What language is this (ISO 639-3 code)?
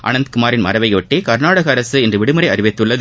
tam